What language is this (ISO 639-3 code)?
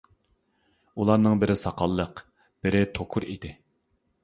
uig